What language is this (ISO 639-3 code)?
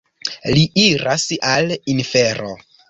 epo